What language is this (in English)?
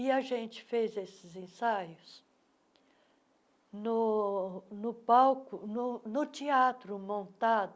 Portuguese